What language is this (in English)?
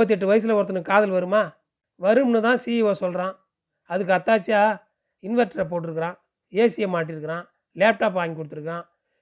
Tamil